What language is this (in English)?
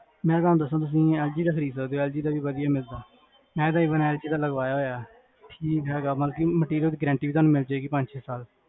Punjabi